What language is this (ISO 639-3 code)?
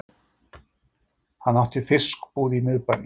isl